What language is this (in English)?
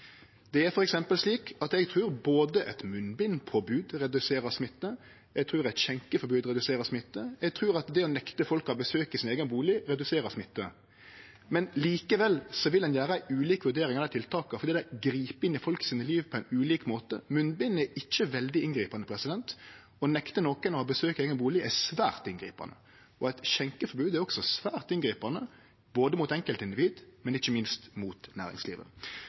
Norwegian Nynorsk